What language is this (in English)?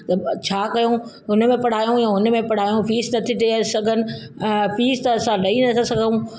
Sindhi